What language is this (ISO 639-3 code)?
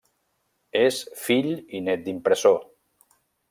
cat